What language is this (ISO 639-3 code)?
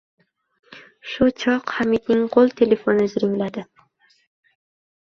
uzb